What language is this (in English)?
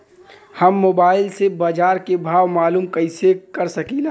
Bhojpuri